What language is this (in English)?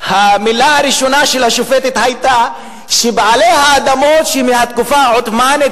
Hebrew